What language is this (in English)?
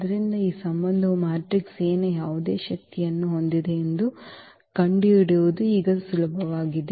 Kannada